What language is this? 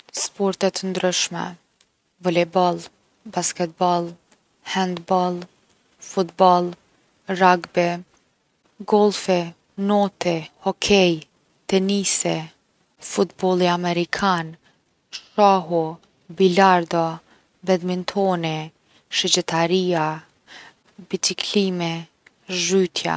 Gheg Albanian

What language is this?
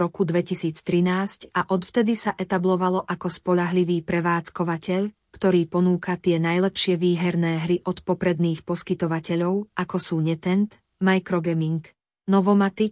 Slovak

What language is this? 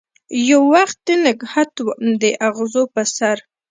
Pashto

